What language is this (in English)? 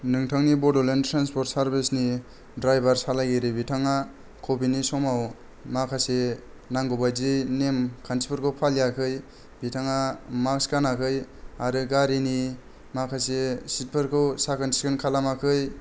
Bodo